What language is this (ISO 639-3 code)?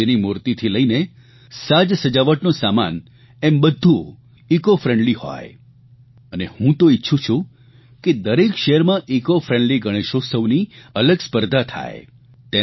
guj